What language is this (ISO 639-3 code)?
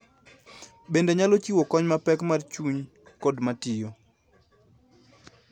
luo